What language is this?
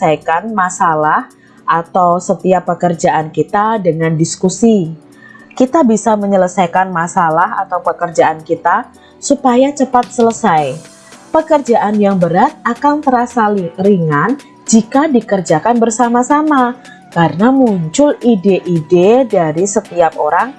Indonesian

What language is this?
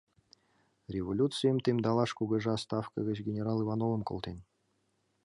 Mari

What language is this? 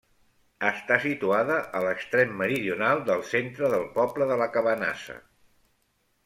Catalan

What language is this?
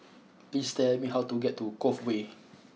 English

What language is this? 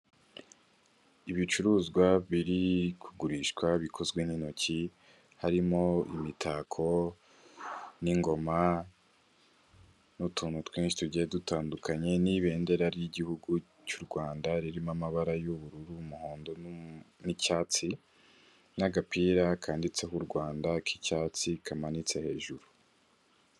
Kinyarwanda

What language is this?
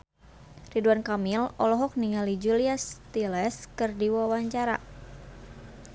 Sundanese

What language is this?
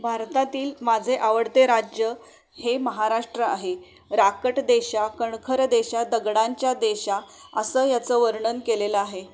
Marathi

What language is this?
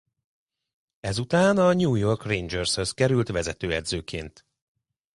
Hungarian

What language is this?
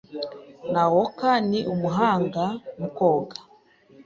Kinyarwanda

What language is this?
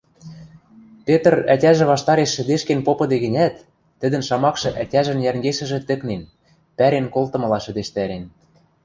Western Mari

